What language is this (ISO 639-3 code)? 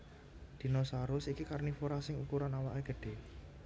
jav